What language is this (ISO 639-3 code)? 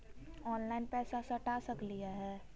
mag